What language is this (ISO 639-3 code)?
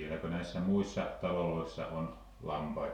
fin